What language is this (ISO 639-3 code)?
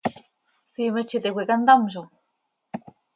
sei